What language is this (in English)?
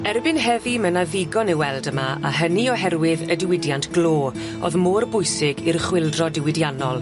Welsh